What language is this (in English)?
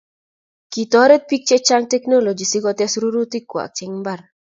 Kalenjin